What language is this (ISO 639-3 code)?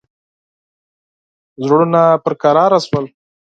pus